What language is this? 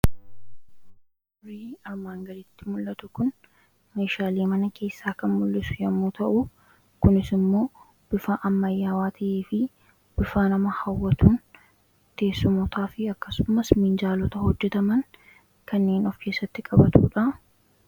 Oromo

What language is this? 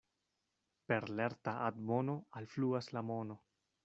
Esperanto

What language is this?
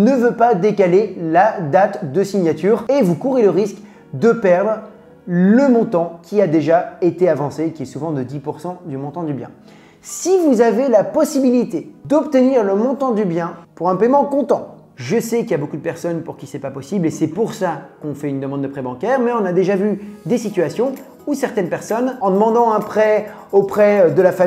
French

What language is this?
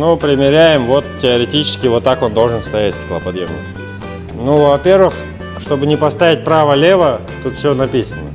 Russian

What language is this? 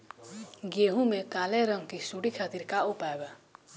Bhojpuri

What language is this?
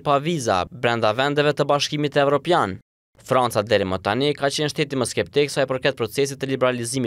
Romanian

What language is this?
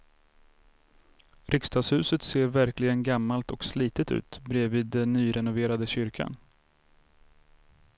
Swedish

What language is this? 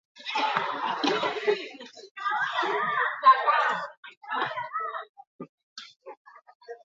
Basque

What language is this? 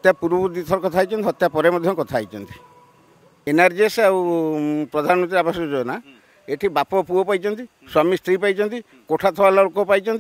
Romanian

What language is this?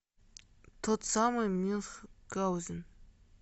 Russian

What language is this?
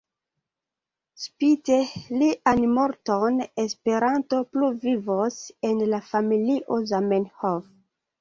Esperanto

